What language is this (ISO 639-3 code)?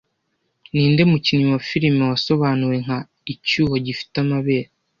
kin